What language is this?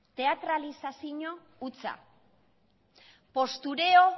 Basque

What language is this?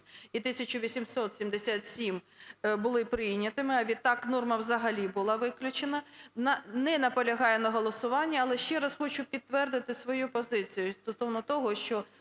Ukrainian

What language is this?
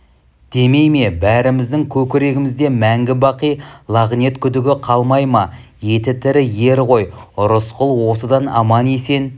Kazakh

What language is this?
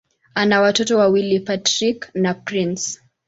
Swahili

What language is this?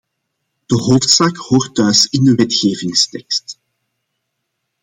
Dutch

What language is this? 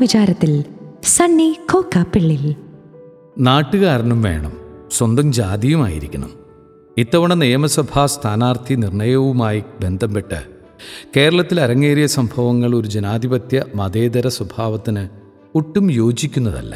Malayalam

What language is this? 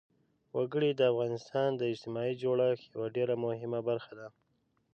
Pashto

